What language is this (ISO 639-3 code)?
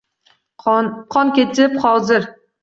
uzb